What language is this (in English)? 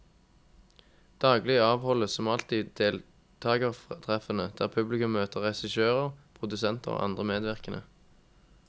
Norwegian